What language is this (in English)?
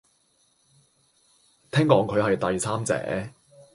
Cantonese